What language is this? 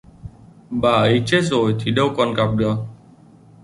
Vietnamese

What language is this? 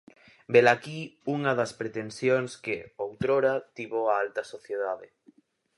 Galician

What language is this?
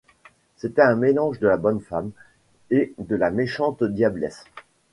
French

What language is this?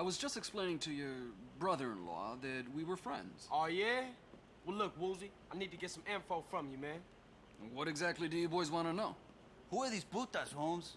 Turkish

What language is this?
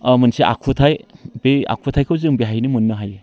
Bodo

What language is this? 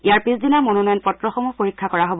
Assamese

